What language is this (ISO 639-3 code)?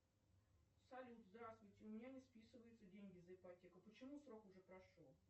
rus